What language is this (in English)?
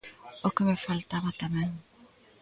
Galician